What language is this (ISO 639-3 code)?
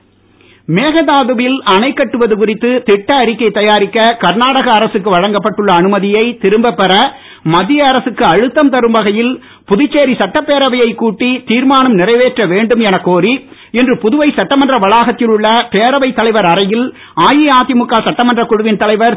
tam